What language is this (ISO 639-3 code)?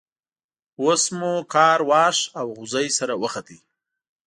pus